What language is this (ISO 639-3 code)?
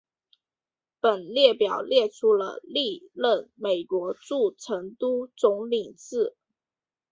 zho